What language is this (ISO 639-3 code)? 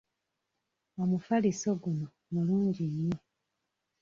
lug